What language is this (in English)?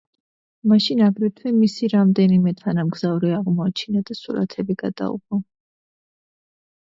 Georgian